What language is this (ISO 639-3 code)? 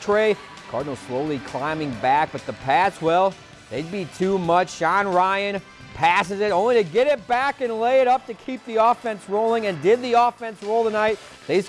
eng